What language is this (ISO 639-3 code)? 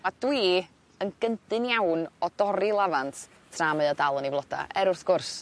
cym